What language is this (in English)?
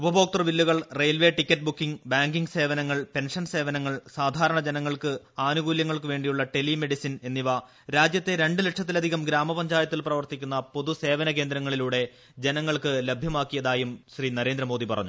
Malayalam